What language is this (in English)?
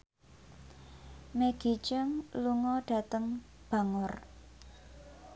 Javanese